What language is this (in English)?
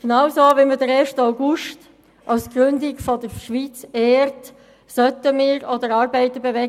Swiss German